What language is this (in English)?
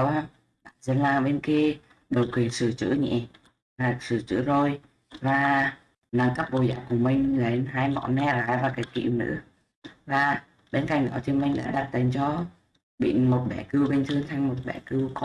Vietnamese